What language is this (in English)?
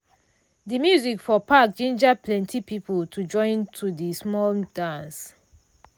Nigerian Pidgin